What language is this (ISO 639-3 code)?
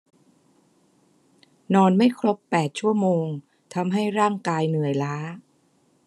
tha